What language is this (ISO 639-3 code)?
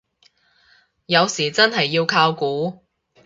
yue